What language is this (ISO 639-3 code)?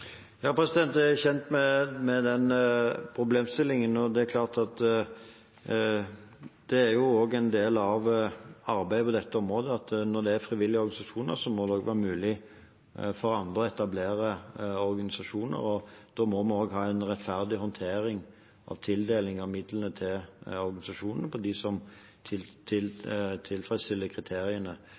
nor